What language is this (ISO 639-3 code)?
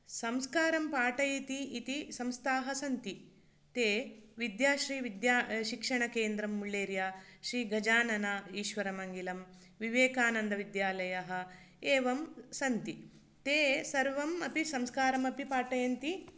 san